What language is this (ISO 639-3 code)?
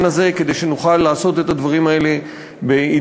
heb